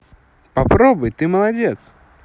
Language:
Russian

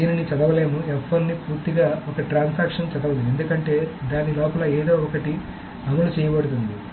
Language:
Telugu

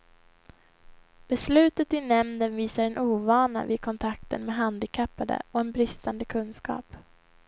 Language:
Swedish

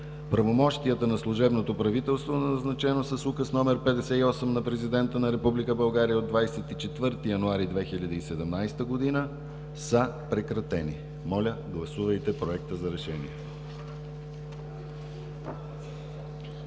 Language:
Bulgarian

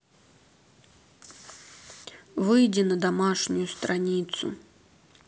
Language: Russian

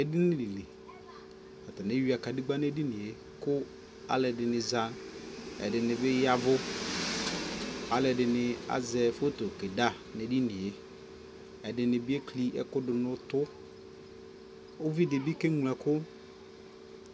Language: Ikposo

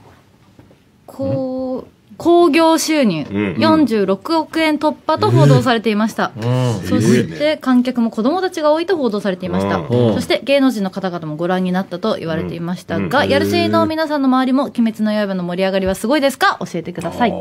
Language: Japanese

